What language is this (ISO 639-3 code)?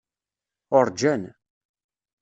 kab